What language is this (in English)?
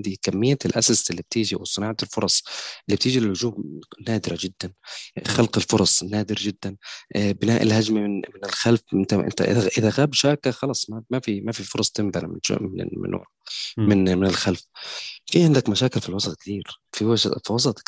Arabic